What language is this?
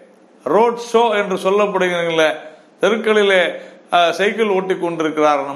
Tamil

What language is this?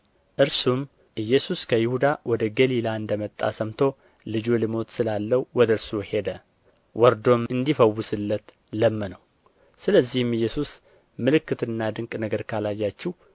Amharic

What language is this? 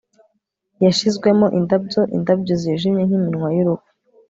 Kinyarwanda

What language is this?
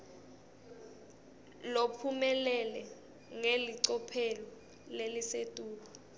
Swati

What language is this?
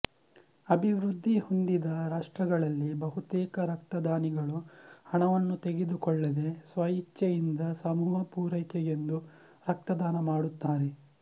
Kannada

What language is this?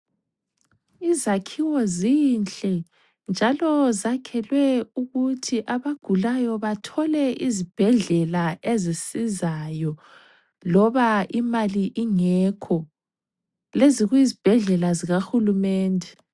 North Ndebele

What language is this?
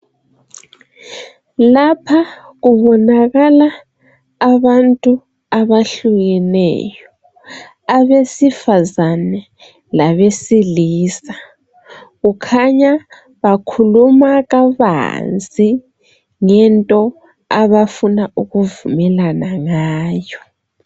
North Ndebele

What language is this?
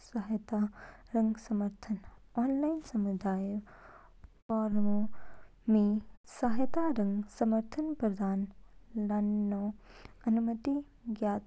Kinnauri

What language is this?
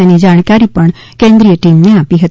Gujarati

